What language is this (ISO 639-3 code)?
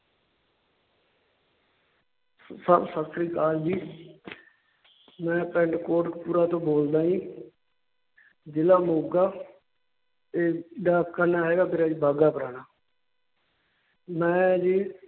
pan